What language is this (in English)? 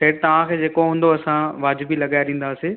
Sindhi